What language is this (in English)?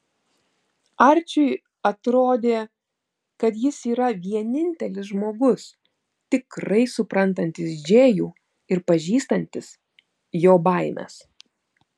Lithuanian